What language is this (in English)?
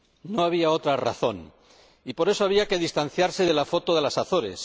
Spanish